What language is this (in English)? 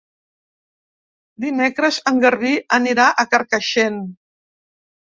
Catalan